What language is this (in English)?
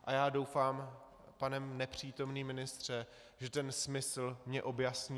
Czech